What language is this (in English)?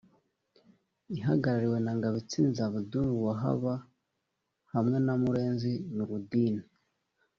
Kinyarwanda